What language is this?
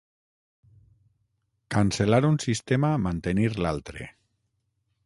Catalan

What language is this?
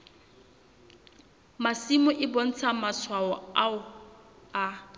Southern Sotho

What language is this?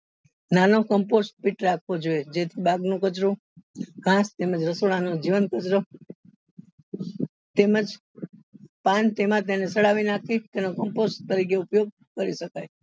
Gujarati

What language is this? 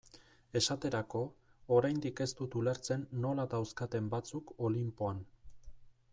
Basque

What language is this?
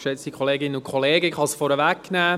Swiss German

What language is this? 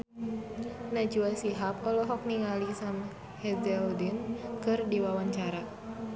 Sundanese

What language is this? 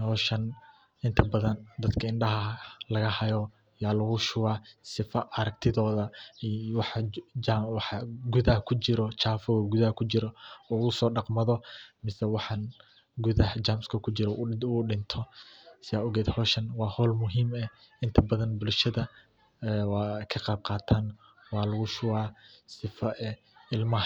Somali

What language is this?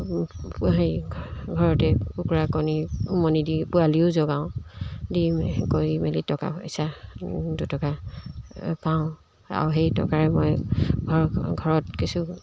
Assamese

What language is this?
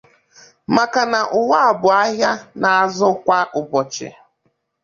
Igbo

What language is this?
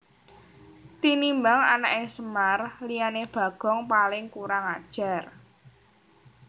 Javanese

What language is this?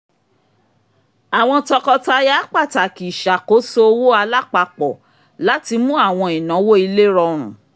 Yoruba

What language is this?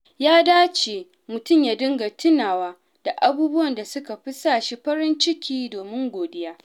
Hausa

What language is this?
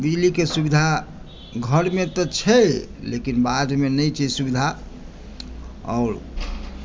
Maithili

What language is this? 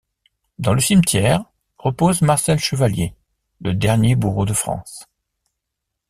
French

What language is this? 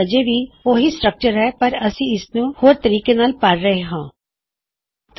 Punjabi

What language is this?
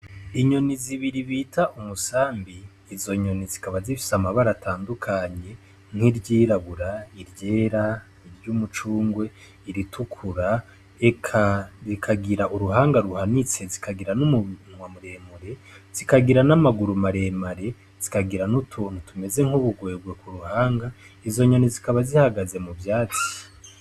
Rundi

